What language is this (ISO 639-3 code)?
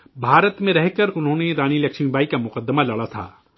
urd